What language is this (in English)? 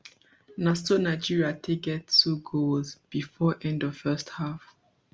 Nigerian Pidgin